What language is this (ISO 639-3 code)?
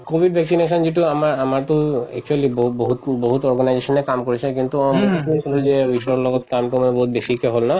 asm